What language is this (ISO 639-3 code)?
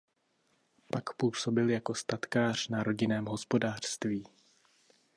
ces